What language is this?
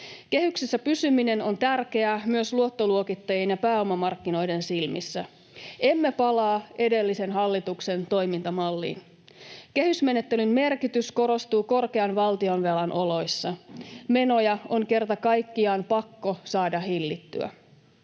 Finnish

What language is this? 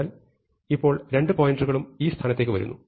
Malayalam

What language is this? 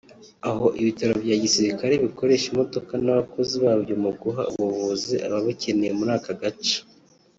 Kinyarwanda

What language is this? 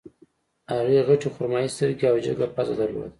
Pashto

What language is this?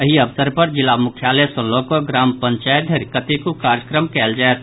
Maithili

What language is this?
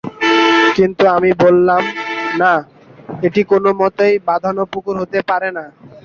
Bangla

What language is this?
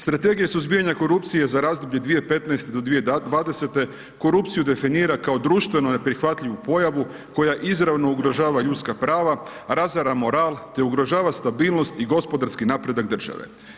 Croatian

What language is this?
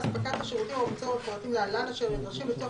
Hebrew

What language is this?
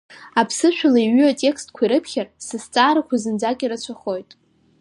Abkhazian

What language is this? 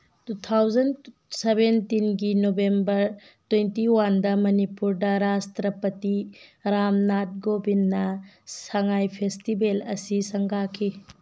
Manipuri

